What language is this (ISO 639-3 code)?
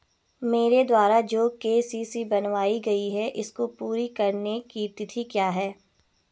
hin